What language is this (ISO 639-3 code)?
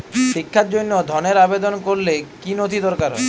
ben